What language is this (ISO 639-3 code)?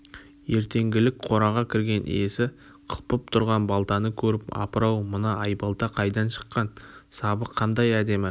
kaz